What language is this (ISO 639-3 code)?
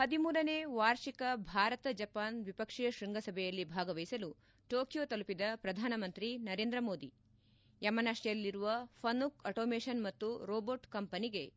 kan